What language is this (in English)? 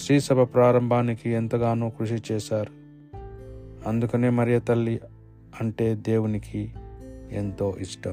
Telugu